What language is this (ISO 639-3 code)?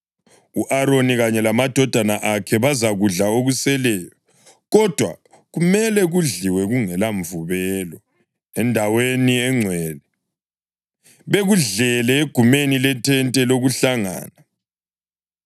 nde